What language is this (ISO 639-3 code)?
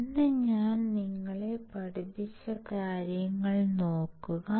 mal